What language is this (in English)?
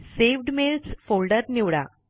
Marathi